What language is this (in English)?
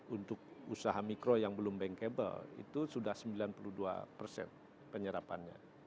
Indonesian